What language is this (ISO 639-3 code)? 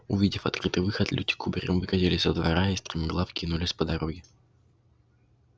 rus